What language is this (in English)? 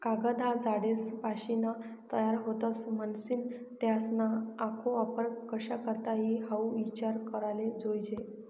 Marathi